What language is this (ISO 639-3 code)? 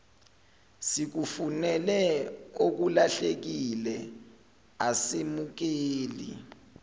zul